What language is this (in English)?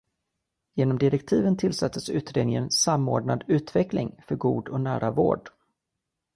Swedish